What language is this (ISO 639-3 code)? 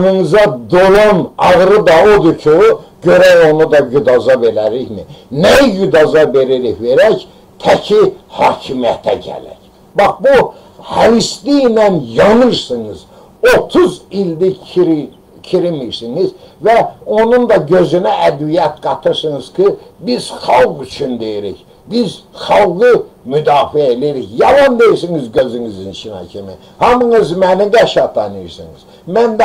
tur